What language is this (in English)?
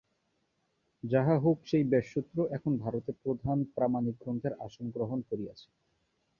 Bangla